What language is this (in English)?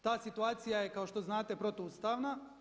Croatian